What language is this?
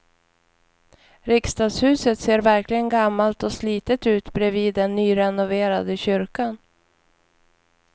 Swedish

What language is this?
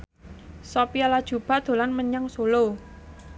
Javanese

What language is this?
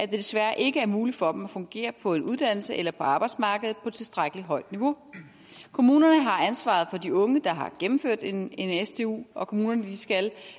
Danish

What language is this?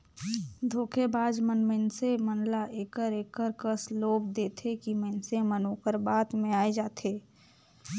Chhattisgarhi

